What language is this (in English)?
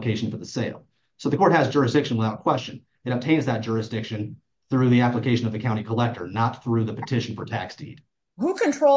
English